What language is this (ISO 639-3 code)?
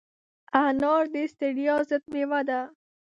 pus